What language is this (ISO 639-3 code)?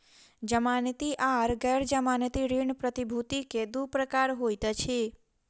mai